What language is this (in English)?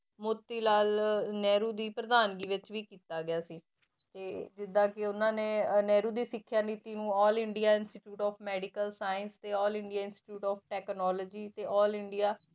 Punjabi